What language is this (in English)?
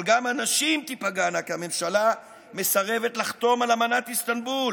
Hebrew